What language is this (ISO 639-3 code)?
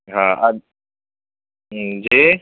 urd